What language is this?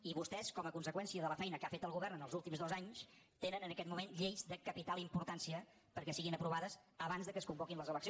Catalan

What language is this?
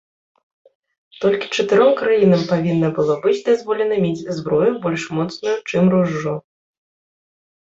Belarusian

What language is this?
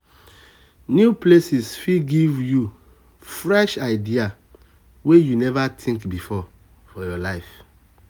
Nigerian Pidgin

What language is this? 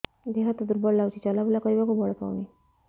Odia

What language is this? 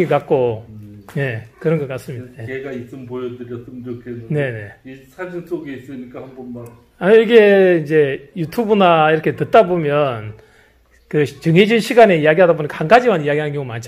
Korean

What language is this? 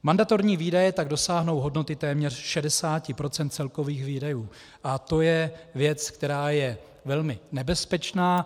Czech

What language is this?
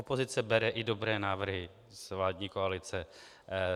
Czech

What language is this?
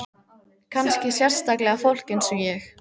Icelandic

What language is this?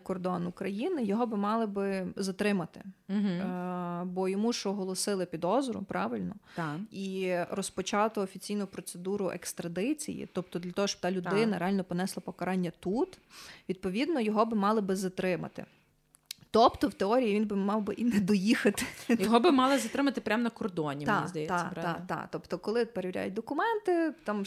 Ukrainian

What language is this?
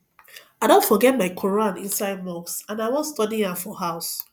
Nigerian Pidgin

